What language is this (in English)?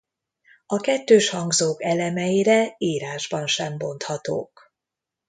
Hungarian